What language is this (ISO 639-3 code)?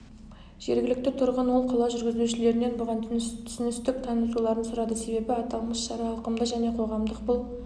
kaz